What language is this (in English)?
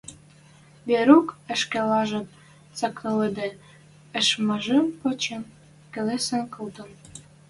Western Mari